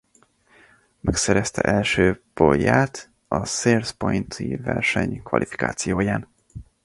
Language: Hungarian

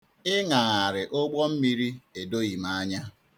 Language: Igbo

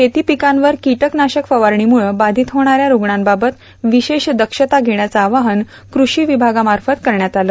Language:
Marathi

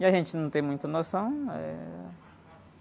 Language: Portuguese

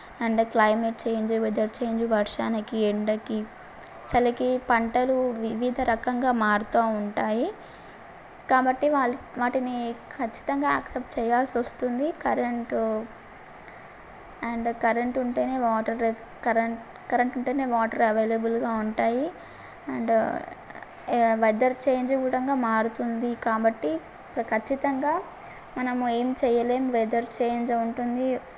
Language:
Telugu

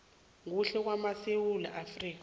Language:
South Ndebele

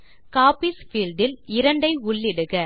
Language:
Tamil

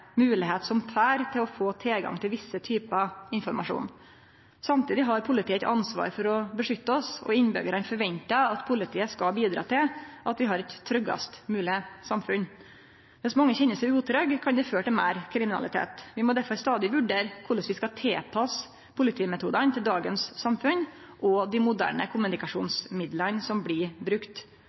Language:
Norwegian Nynorsk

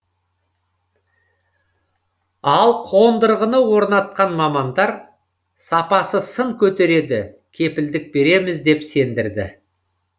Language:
Kazakh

